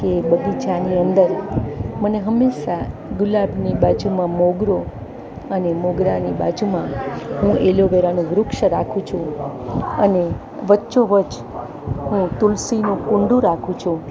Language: Gujarati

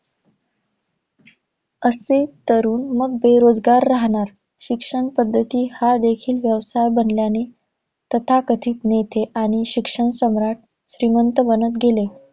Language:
Marathi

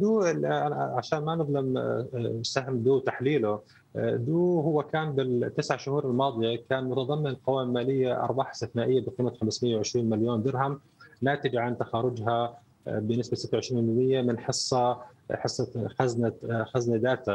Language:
Arabic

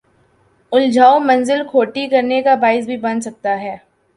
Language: Urdu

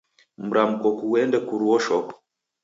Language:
Taita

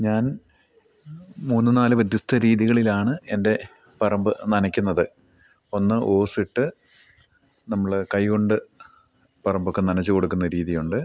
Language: Malayalam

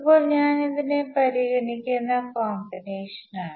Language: Malayalam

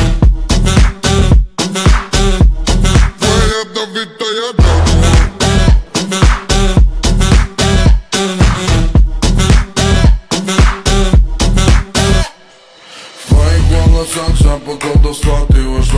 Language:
Dutch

